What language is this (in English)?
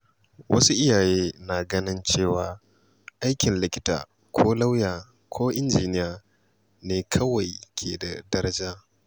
Hausa